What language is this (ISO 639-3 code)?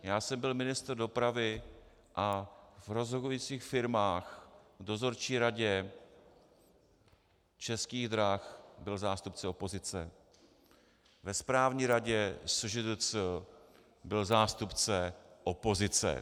ces